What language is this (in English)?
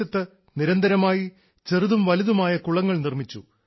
Malayalam